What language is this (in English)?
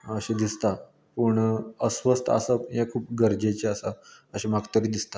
Konkani